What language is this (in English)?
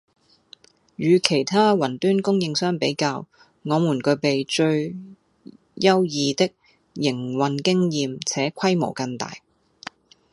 Cantonese